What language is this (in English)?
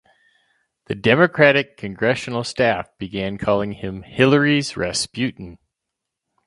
English